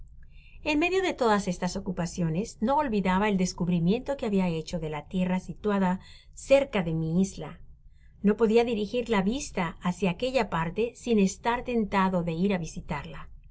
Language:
Spanish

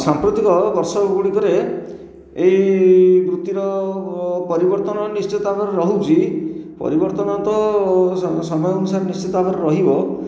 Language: Odia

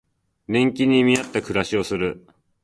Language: Japanese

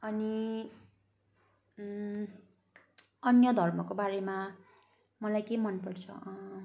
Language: Nepali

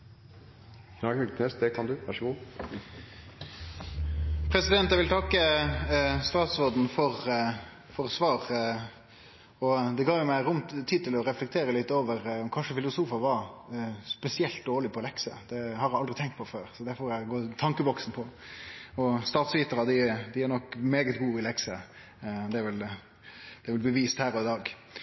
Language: Norwegian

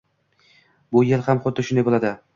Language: Uzbek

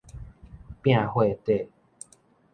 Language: Min Nan Chinese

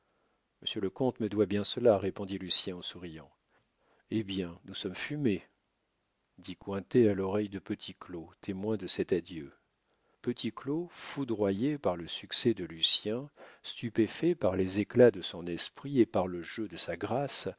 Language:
French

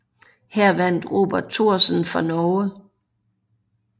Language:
Danish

